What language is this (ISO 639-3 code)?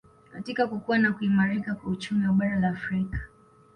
swa